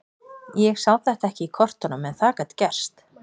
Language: Icelandic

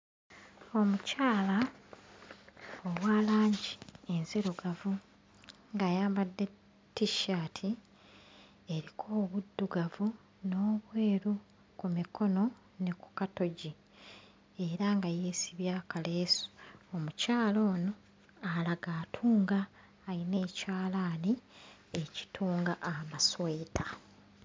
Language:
Ganda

